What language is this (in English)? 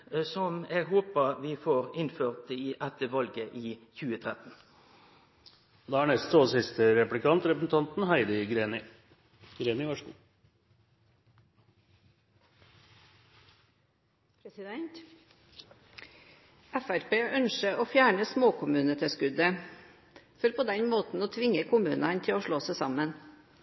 Norwegian